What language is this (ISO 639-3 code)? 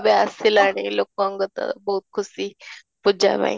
ori